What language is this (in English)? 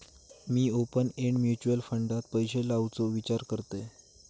Marathi